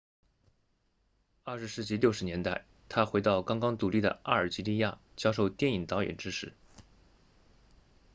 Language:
Chinese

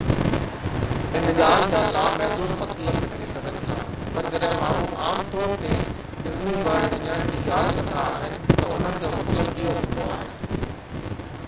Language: Sindhi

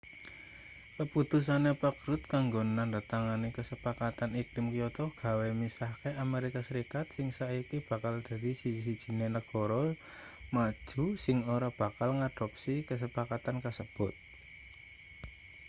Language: Javanese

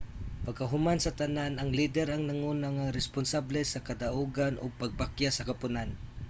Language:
Cebuano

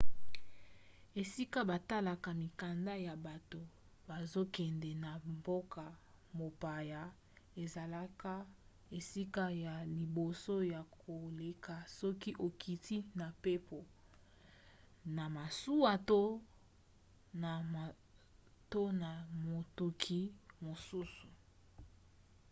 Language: Lingala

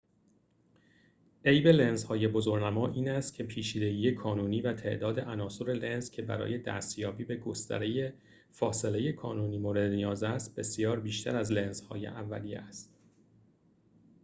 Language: Persian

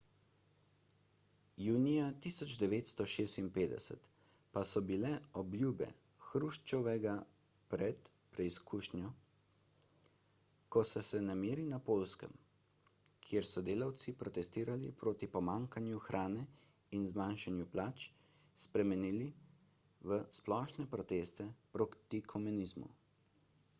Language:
Slovenian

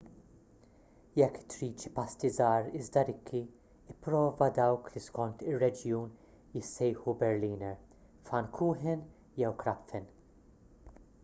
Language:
Maltese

